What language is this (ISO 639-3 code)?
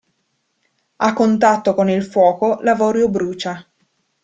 ita